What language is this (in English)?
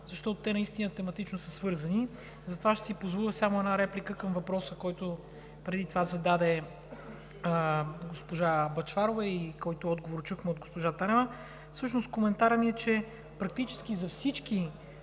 Bulgarian